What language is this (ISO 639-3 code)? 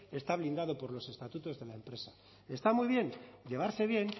spa